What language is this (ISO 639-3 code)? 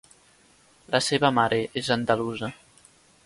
cat